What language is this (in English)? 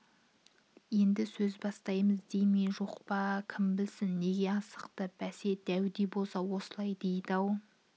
Kazakh